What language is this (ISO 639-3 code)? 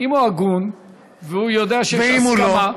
heb